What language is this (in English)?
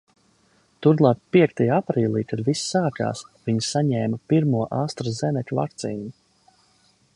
Latvian